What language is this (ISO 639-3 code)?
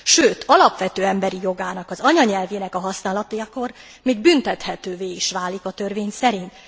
hun